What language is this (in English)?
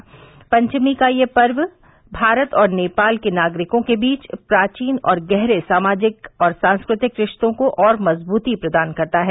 Hindi